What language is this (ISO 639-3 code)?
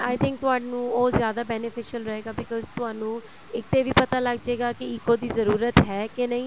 pan